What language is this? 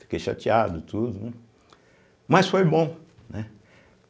Portuguese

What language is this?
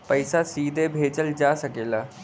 Bhojpuri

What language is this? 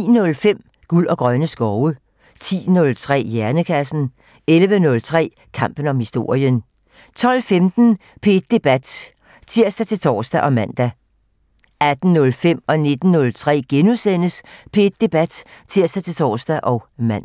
Danish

